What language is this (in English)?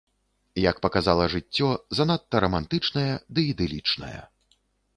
Belarusian